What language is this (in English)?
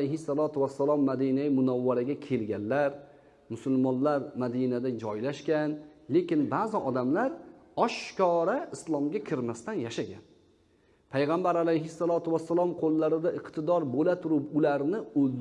Uzbek